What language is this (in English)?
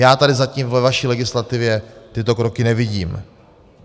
Czech